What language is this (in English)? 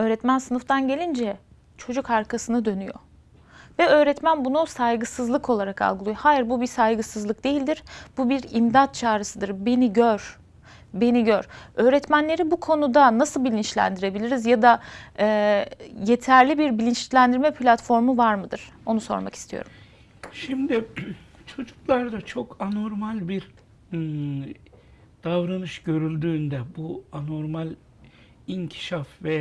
Turkish